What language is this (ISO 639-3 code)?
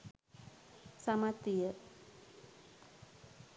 sin